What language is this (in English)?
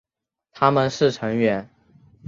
Chinese